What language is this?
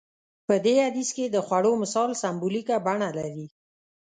Pashto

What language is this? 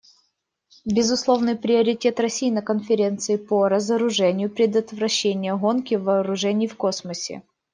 Russian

